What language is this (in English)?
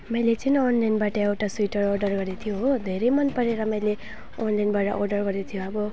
Nepali